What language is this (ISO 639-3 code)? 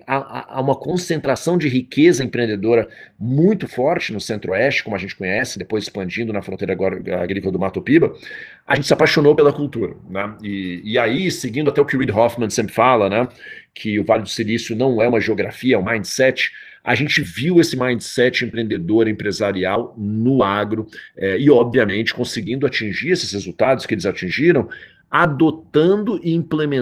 por